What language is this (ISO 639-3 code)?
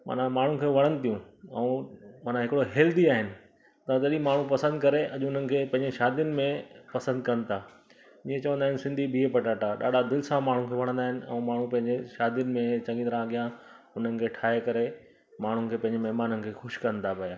snd